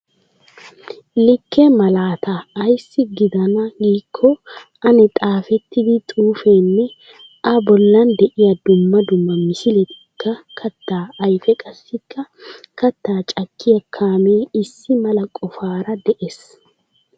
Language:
Wolaytta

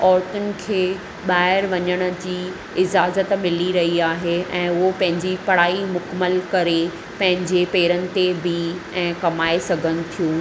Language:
Sindhi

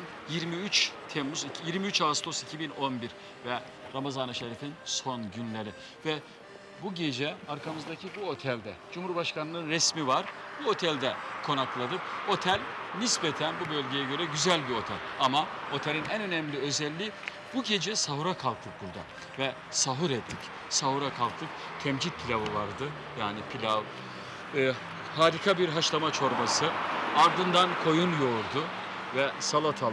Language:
Turkish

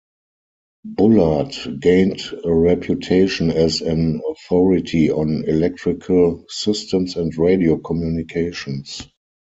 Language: English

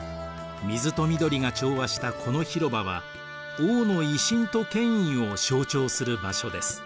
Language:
Japanese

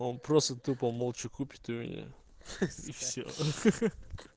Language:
Russian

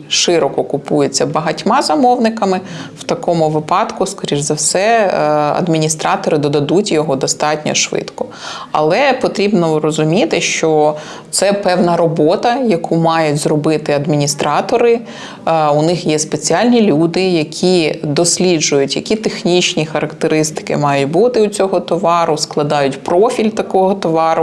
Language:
Ukrainian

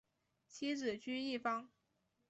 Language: Chinese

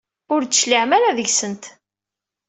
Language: Kabyle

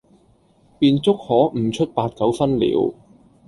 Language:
Cantonese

